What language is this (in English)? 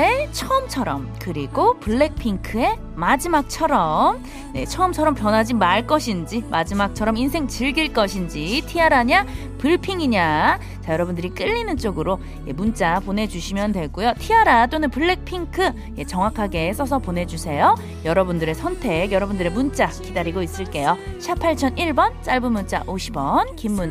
Korean